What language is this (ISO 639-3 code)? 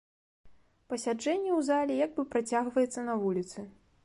bel